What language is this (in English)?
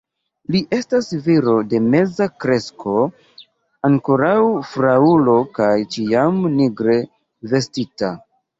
Esperanto